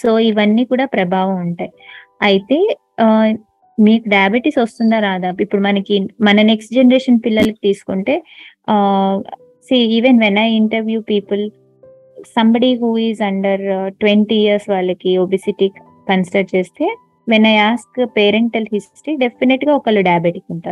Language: Telugu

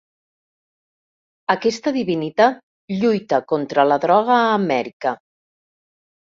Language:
Catalan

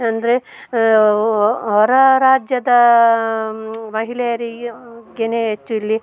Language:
Kannada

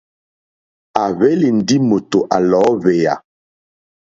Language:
Mokpwe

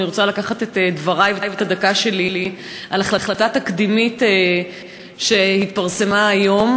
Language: Hebrew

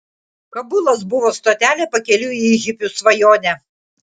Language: Lithuanian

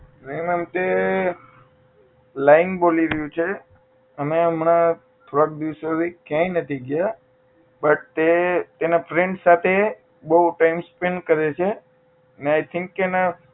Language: Gujarati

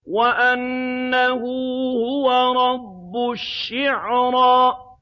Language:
Arabic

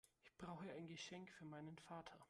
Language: German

